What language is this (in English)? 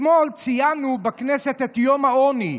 Hebrew